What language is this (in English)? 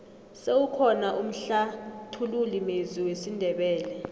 South Ndebele